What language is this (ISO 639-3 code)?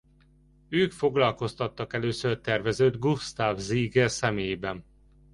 hun